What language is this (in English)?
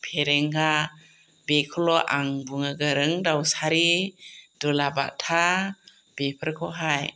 Bodo